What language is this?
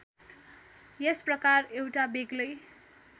Nepali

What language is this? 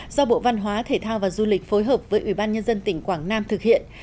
Vietnamese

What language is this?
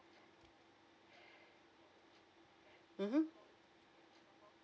English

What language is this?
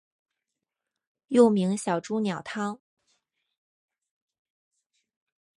Chinese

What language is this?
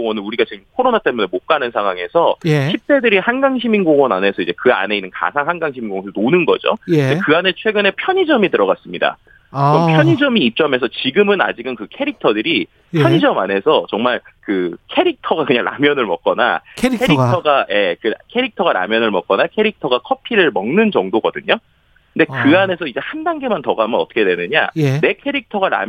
Korean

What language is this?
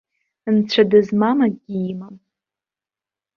Abkhazian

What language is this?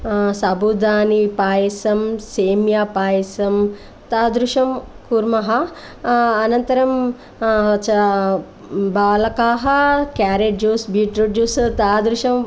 Sanskrit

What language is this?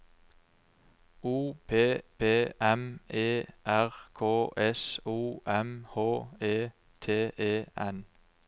Norwegian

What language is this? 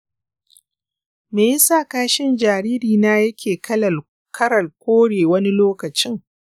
Hausa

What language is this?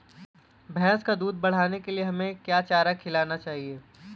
Hindi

